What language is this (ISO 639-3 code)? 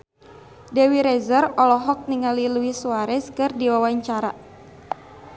sun